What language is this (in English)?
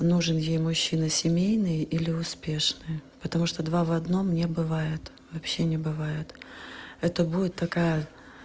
Russian